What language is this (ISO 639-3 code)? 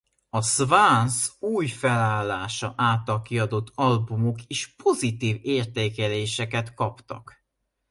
hun